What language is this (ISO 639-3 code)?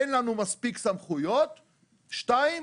heb